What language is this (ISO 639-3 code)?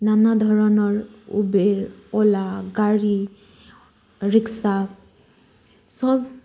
asm